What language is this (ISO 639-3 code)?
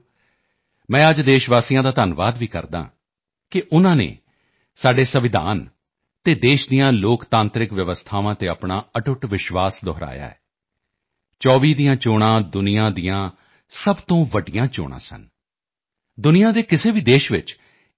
pan